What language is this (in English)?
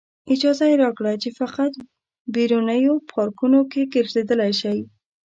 Pashto